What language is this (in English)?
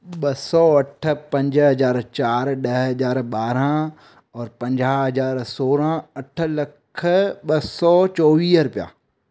Sindhi